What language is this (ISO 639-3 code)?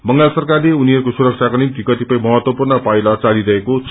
nep